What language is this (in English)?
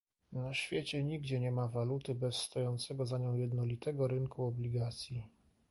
Polish